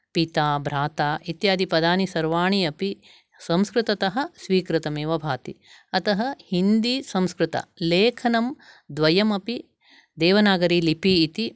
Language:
Sanskrit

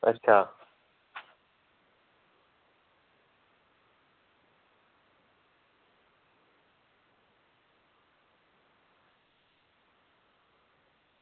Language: Dogri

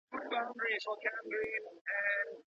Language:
Pashto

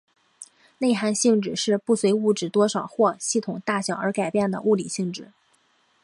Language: Chinese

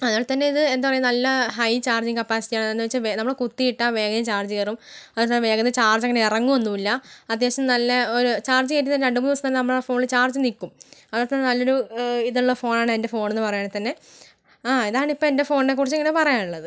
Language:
Malayalam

